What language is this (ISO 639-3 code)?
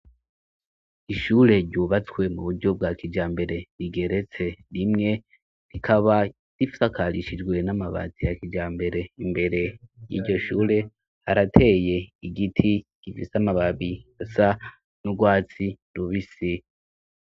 run